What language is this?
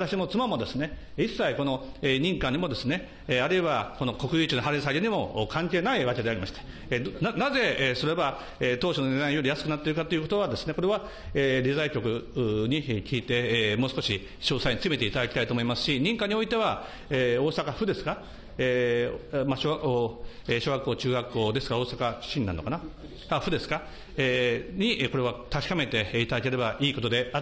Japanese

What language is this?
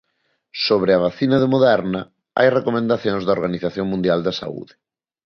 Galician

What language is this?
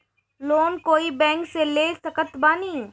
Bhojpuri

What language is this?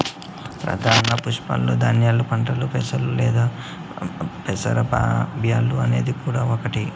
Telugu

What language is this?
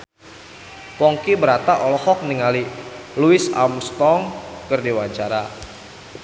Sundanese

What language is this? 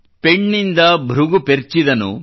Kannada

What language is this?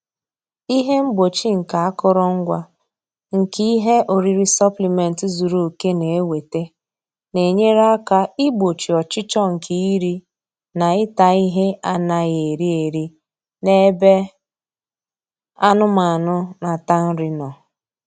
Igbo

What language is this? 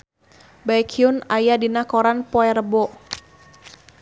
Sundanese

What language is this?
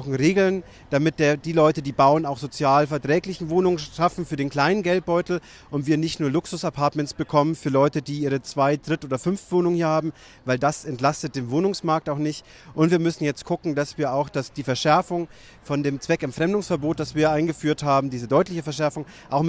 German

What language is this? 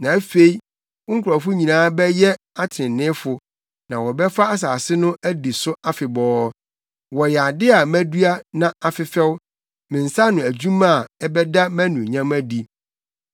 Akan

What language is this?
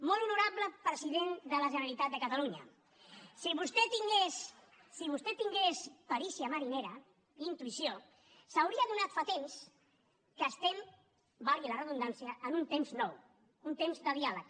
Catalan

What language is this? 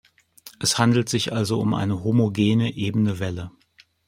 German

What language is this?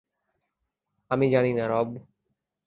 Bangla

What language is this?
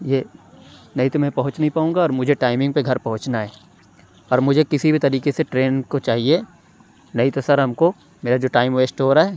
Urdu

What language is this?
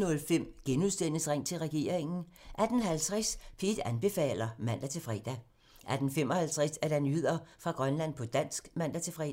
Danish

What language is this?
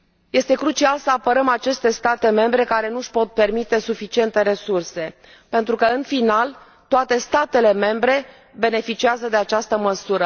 Romanian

